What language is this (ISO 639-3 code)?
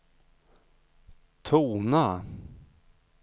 swe